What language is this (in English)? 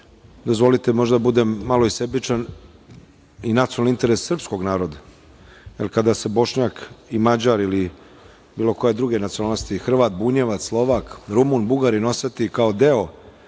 Serbian